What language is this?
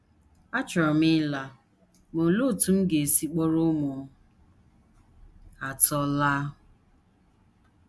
Igbo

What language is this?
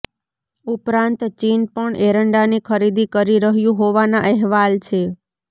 Gujarati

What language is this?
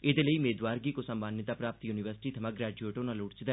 Dogri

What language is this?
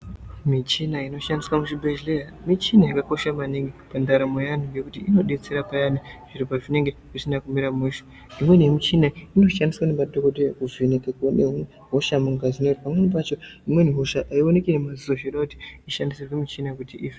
Ndau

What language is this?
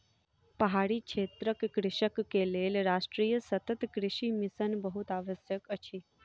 Maithili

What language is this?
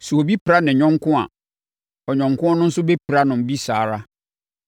Akan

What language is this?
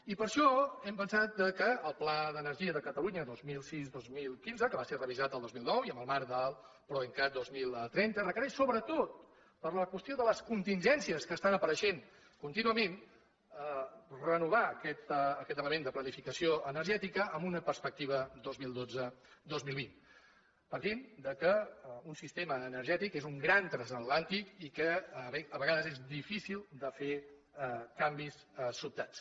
Catalan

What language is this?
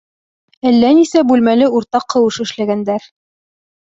Bashkir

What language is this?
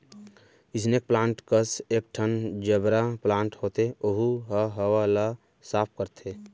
Chhattisgarhi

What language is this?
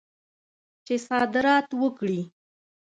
Pashto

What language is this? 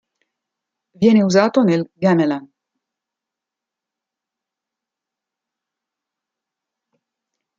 Italian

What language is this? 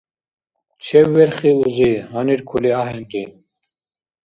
Dargwa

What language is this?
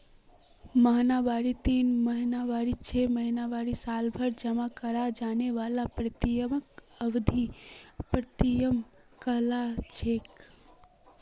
Magahi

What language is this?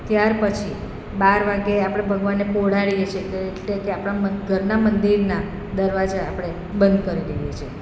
Gujarati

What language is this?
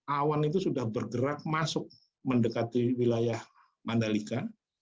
Indonesian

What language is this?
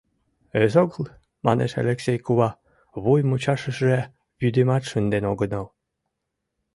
Mari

